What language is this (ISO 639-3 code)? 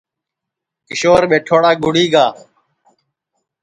ssi